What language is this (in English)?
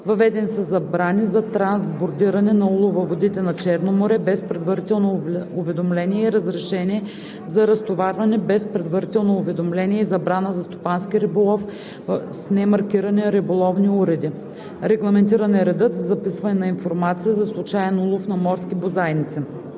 Bulgarian